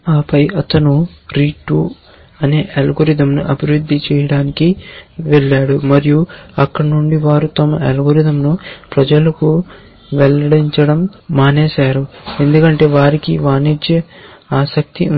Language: Telugu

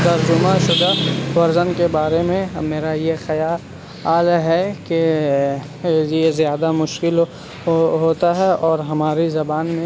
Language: Urdu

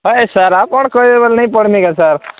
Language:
Odia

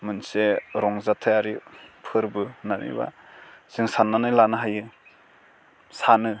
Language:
Bodo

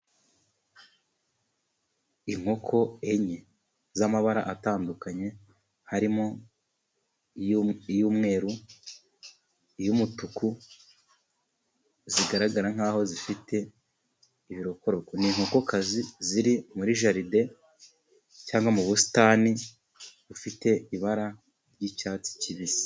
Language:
Kinyarwanda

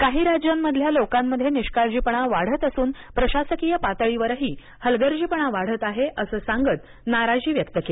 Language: Marathi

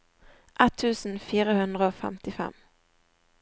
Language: Norwegian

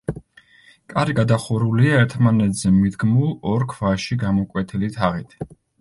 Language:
Georgian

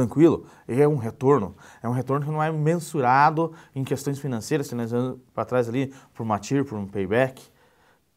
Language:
Portuguese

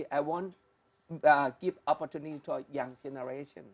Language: Indonesian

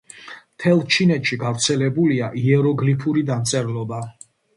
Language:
Georgian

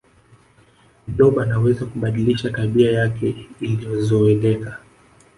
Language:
Swahili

